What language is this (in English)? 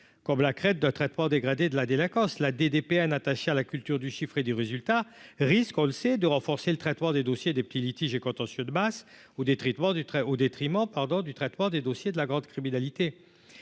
French